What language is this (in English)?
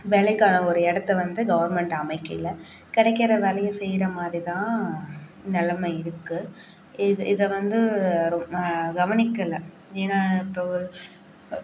Tamil